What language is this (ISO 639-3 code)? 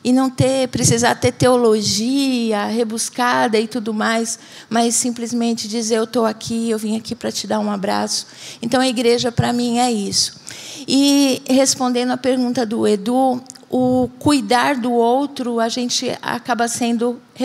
por